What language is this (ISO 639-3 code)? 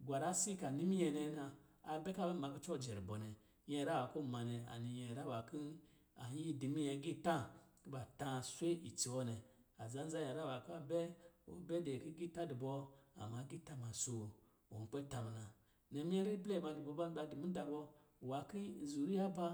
mgi